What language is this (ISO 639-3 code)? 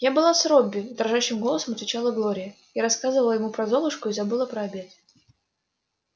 rus